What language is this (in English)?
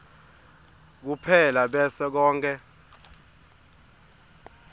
Swati